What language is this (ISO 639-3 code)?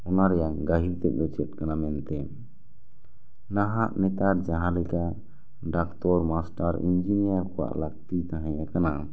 sat